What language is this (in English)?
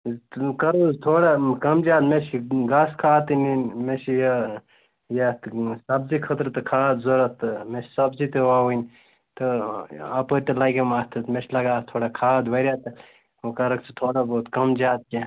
Kashmiri